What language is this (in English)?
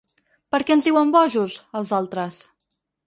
Catalan